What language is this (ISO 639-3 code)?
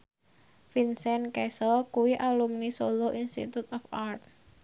jav